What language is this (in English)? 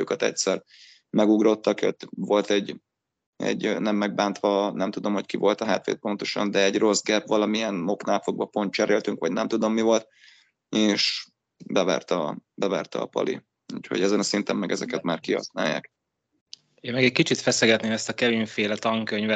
Hungarian